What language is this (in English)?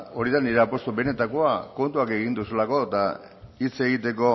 Basque